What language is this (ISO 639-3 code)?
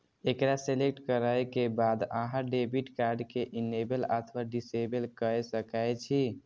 mai